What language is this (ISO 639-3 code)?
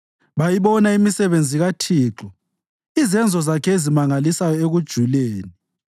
nde